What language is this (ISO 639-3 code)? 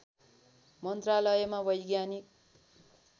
nep